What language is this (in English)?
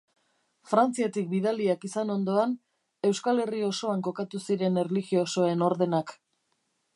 Basque